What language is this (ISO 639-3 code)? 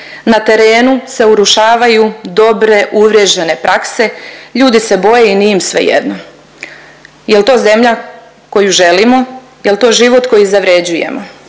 hrv